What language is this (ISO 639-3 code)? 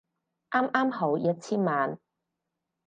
yue